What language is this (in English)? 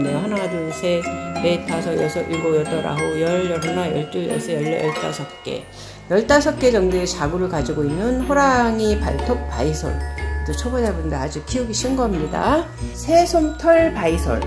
Korean